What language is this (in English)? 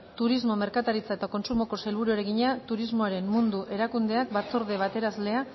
Basque